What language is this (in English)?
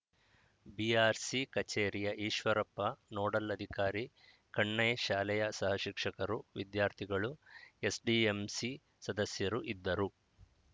Kannada